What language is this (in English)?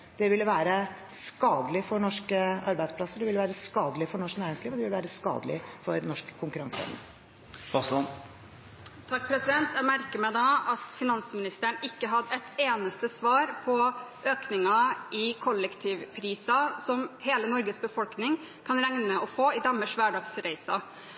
Norwegian Bokmål